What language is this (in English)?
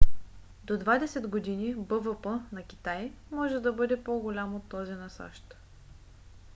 Bulgarian